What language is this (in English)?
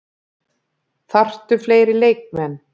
Icelandic